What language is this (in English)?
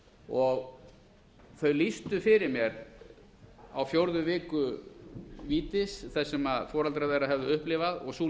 Icelandic